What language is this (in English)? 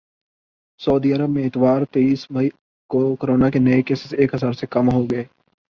Urdu